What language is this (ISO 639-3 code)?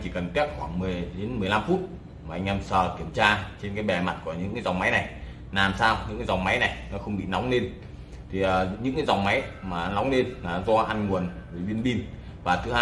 vie